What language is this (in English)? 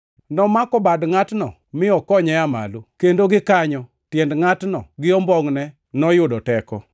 Luo (Kenya and Tanzania)